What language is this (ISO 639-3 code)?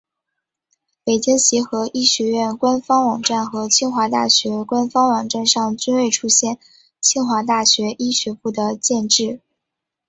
zho